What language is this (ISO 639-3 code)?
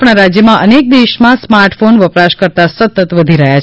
guj